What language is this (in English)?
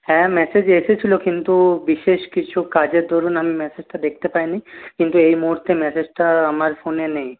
Bangla